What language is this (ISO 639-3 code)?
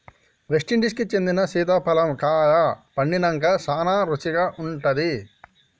tel